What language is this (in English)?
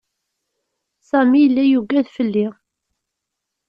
Kabyle